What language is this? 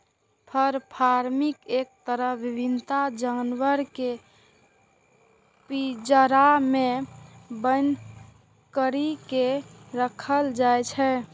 Maithili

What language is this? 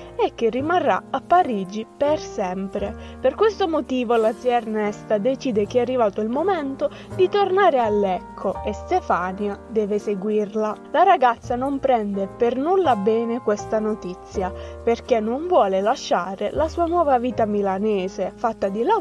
Italian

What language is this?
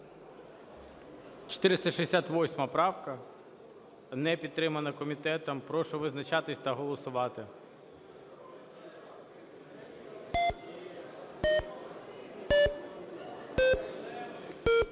Ukrainian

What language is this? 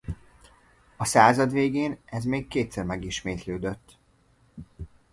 Hungarian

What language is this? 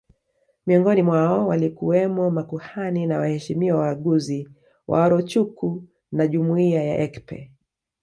Swahili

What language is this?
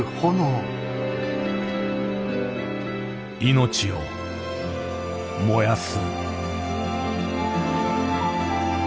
Japanese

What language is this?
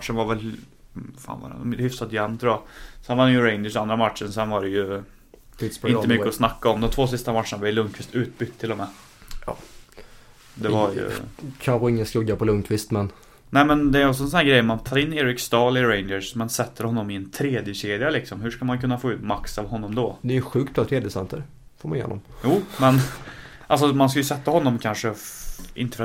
Swedish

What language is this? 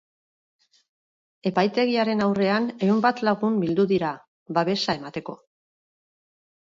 Basque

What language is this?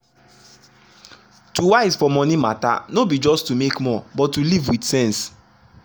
Nigerian Pidgin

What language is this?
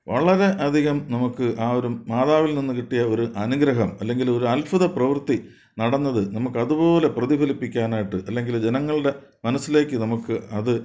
Malayalam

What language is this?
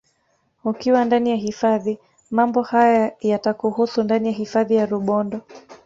Swahili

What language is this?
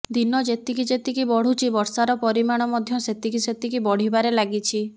Odia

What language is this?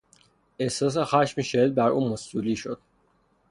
Persian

